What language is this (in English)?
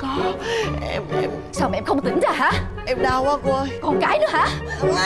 Vietnamese